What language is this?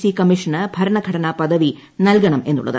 Malayalam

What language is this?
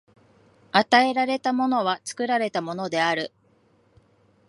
Japanese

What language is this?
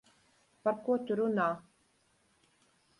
Latvian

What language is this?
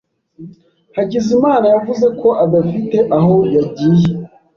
Kinyarwanda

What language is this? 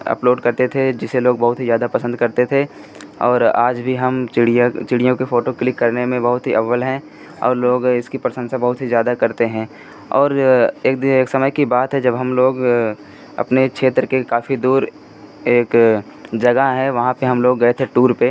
Hindi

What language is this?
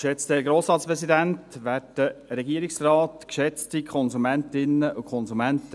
Swiss German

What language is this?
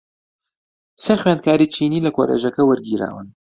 Central Kurdish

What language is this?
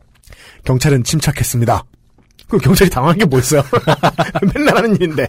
Korean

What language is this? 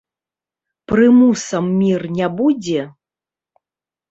Belarusian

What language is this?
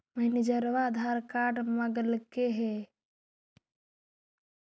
Magahi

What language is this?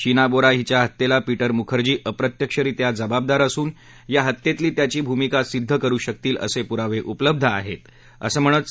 Marathi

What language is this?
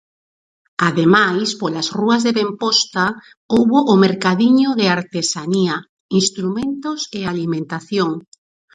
Galician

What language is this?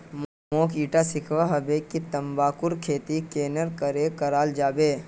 Magahi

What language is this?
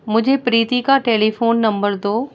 Urdu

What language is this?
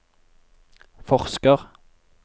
Norwegian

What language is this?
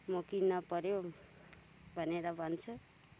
Nepali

